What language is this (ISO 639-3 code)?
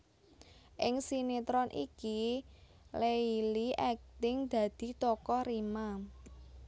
jav